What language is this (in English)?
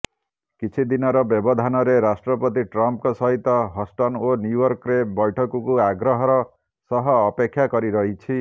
Odia